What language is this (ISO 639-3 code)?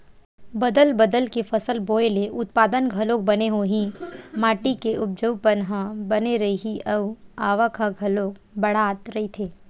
hne